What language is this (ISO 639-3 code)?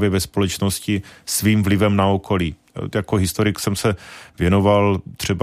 ces